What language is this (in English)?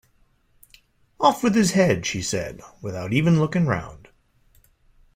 English